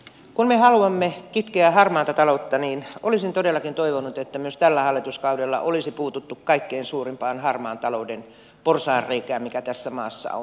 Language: Finnish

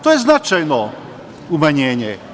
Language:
Serbian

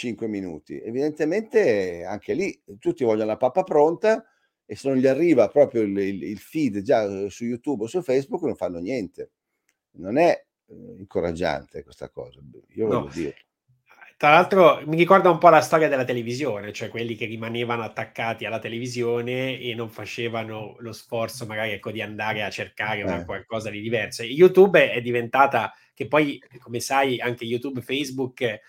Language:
Italian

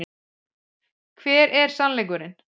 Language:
Icelandic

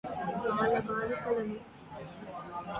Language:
Telugu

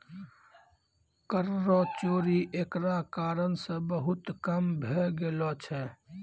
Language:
Maithili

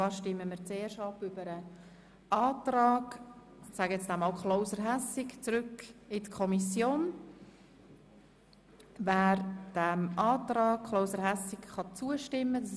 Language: Swiss German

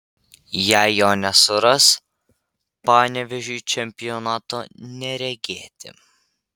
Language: Lithuanian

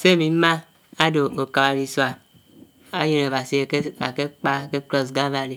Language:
Anaang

